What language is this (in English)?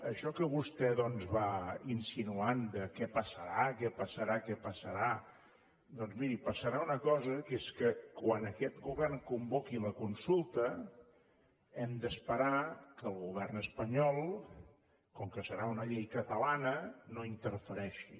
Catalan